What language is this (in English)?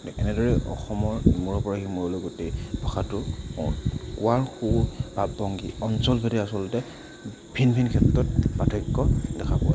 Assamese